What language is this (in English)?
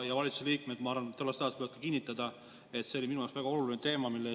Estonian